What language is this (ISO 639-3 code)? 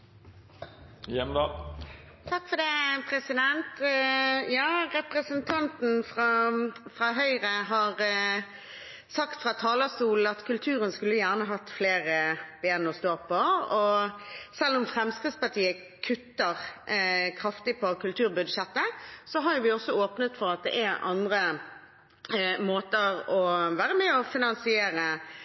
nob